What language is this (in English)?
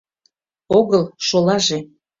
Mari